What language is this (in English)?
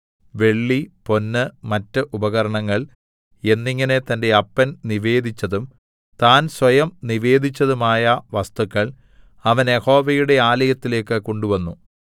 Malayalam